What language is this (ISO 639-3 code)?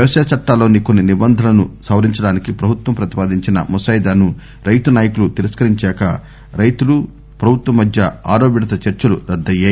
tel